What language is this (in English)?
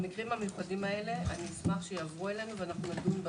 Hebrew